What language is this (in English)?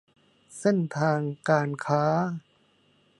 Thai